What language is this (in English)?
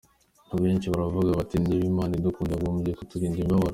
Kinyarwanda